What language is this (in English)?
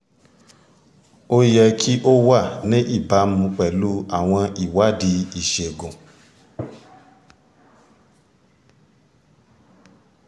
Yoruba